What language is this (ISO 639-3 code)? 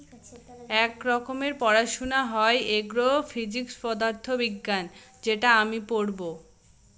ben